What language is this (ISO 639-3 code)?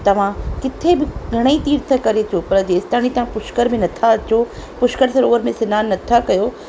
snd